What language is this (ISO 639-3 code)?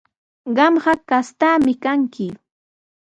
qws